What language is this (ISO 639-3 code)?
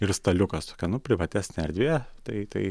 lit